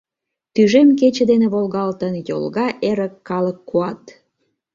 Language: Mari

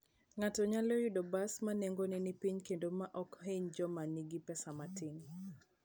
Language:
Luo (Kenya and Tanzania)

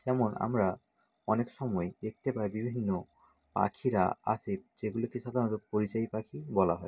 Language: Bangla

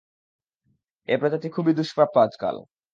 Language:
Bangla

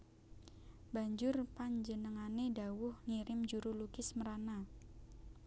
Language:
Javanese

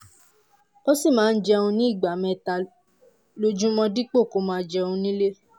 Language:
Yoruba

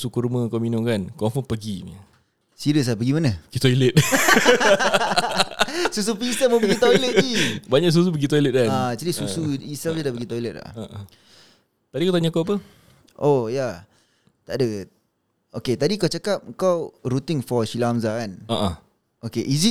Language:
Malay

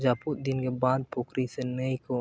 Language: Santali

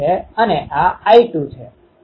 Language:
Gujarati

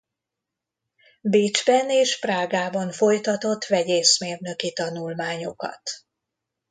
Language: Hungarian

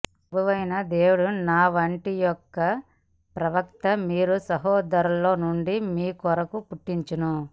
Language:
Telugu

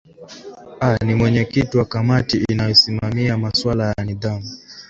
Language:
Swahili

